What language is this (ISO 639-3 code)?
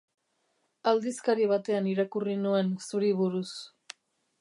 eus